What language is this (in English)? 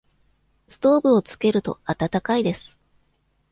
Japanese